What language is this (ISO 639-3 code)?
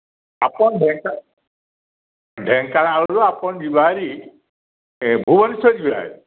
ori